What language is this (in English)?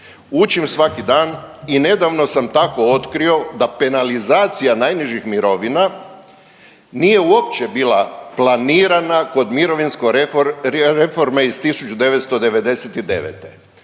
Croatian